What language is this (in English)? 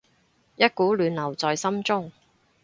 Cantonese